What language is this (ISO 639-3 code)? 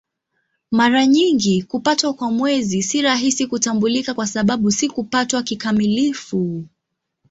swa